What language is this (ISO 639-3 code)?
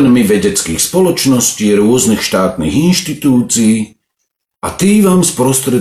slk